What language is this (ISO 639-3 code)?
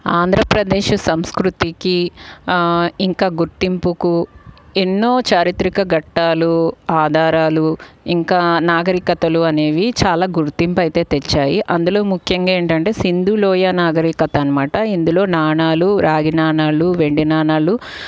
tel